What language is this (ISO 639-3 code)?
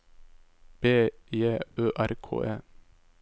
nor